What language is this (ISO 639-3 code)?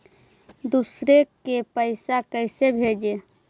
mag